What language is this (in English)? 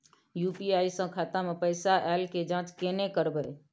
Maithili